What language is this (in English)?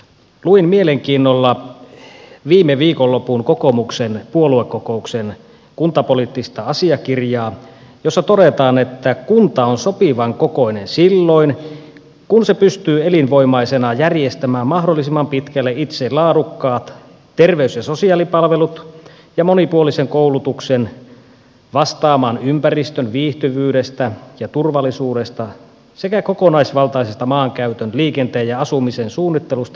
Finnish